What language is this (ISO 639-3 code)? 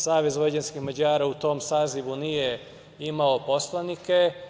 srp